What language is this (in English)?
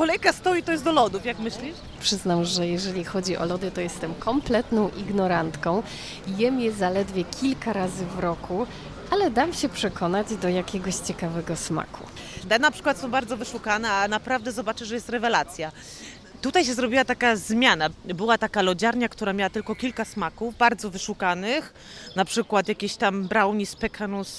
Polish